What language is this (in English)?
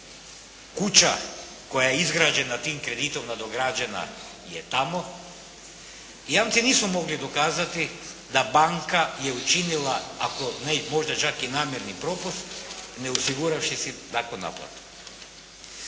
Croatian